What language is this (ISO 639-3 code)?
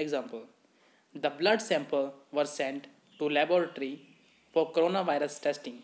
hin